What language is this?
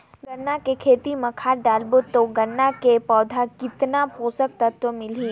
Chhattisgarhi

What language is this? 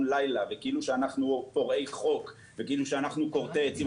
Hebrew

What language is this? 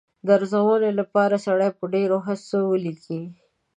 Pashto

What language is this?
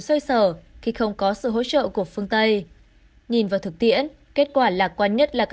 Vietnamese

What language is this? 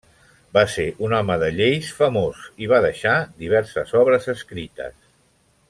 Catalan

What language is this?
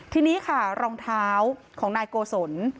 Thai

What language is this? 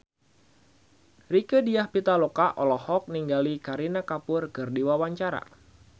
Sundanese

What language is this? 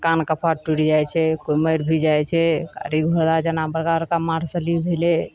Maithili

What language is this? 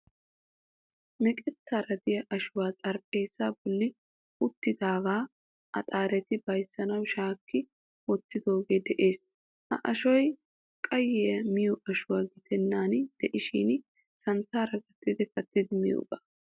Wolaytta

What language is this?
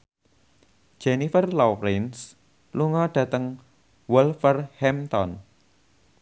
Javanese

